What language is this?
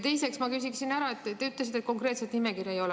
Estonian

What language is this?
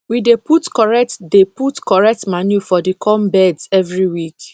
Nigerian Pidgin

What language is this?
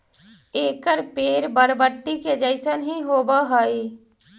Magahi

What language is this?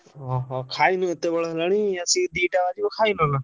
Odia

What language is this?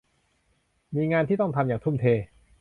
Thai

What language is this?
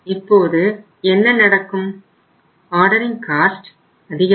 Tamil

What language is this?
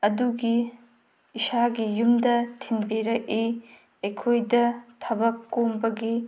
Manipuri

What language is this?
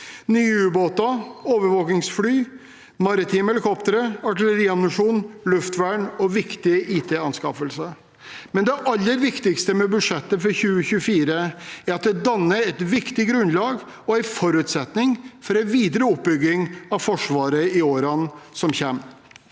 Norwegian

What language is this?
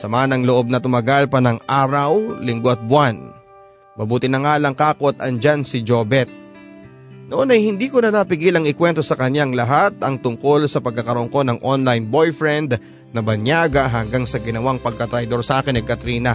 Filipino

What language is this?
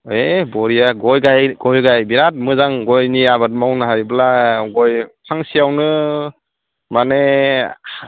Bodo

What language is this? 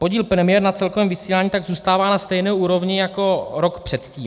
Czech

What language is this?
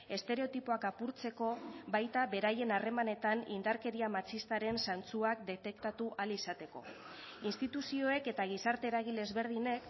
Basque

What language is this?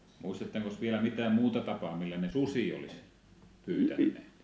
Finnish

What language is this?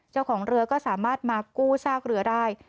Thai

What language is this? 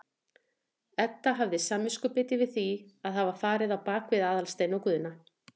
Icelandic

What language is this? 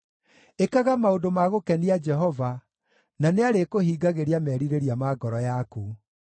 Kikuyu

